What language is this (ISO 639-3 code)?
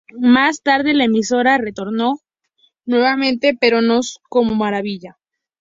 spa